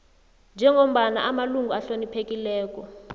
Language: South Ndebele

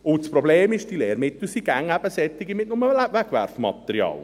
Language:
Swiss German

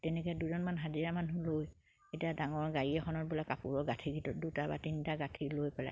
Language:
Assamese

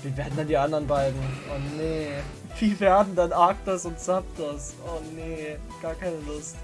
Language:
German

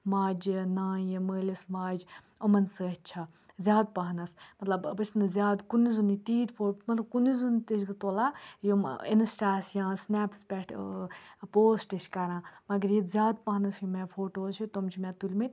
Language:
Kashmiri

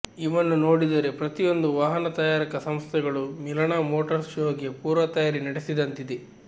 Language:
Kannada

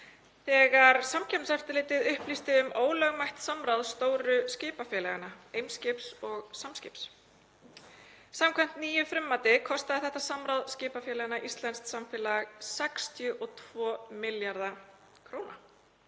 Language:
Icelandic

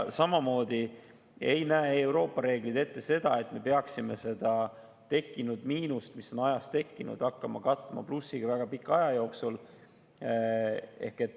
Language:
Estonian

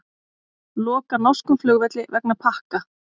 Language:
Icelandic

